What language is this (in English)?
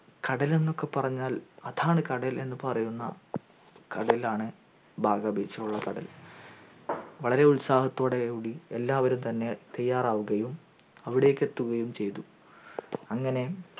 Malayalam